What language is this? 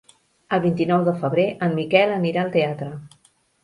Catalan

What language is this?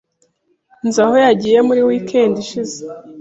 Kinyarwanda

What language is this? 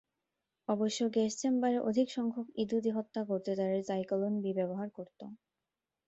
Bangla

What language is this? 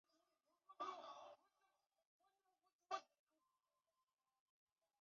Chinese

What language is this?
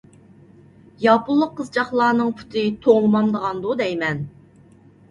Uyghur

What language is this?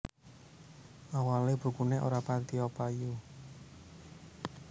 Javanese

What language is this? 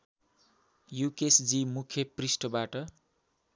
Nepali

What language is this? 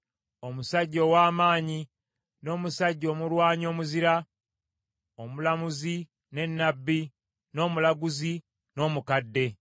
Ganda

